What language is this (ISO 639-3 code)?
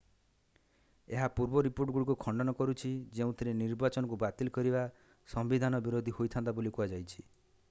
ori